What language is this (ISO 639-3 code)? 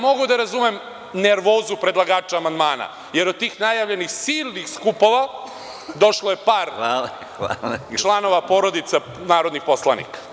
srp